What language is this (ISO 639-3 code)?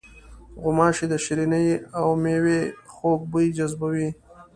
pus